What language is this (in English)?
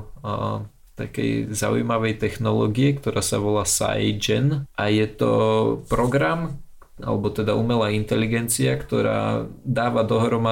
Slovak